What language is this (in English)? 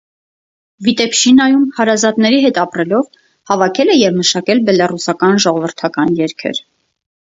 Armenian